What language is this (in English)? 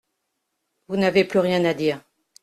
French